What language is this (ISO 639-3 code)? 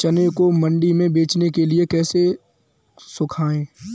hin